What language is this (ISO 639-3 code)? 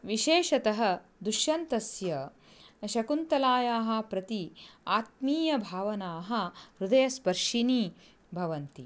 san